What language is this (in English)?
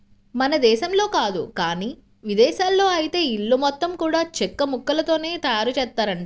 Telugu